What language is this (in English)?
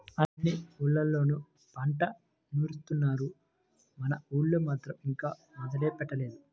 Telugu